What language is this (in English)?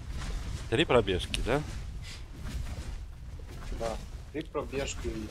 Russian